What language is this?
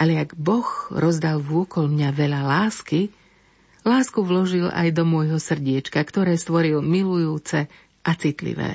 Slovak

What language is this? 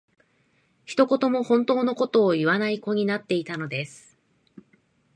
Japanese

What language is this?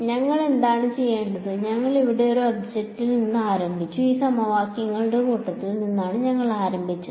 Malayalam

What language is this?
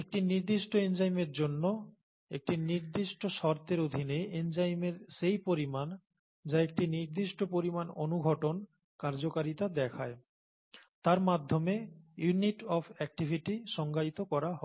Bangla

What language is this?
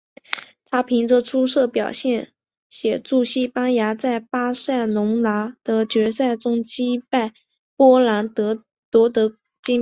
Chinese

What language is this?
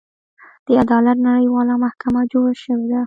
Pashto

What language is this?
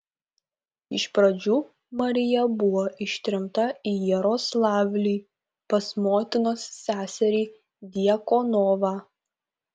Lithuanian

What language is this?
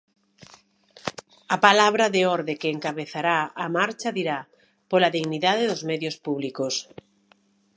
Galician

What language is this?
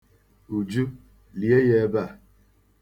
Igbo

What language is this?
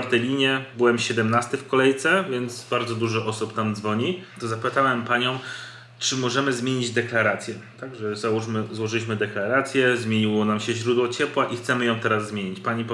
Polish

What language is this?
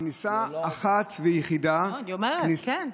Hebrew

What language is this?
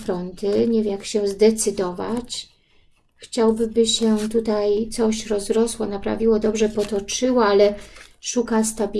Polish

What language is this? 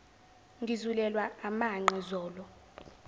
Zulu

